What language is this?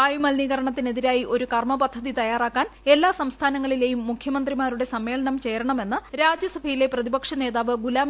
Malayalam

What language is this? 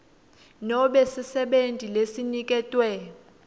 Swati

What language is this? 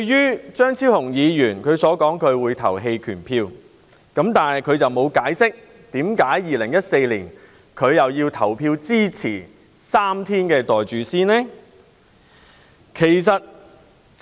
Cantonese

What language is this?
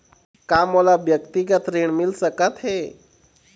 Chhattisgarhi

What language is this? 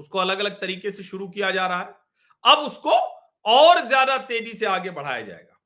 Hindi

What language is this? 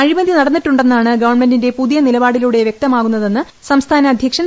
Malayalam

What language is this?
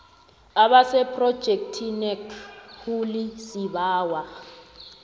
South Ndebele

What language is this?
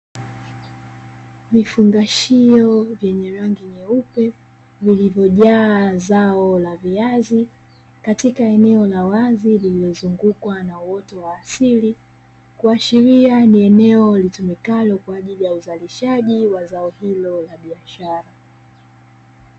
Swahili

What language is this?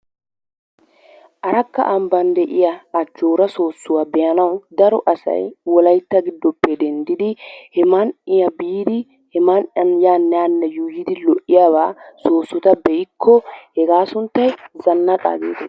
Wolaytta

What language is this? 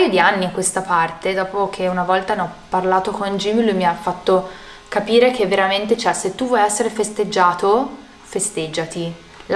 Italian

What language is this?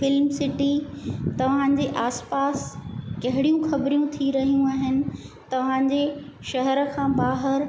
Sindhi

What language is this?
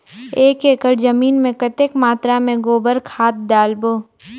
Chhattisgarhi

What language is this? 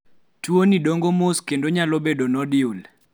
Luo (Kenya and Tanzania)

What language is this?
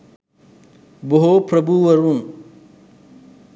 Sinhala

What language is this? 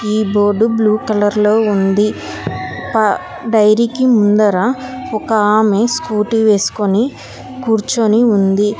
Telugu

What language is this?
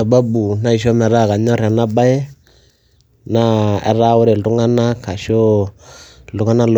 Masai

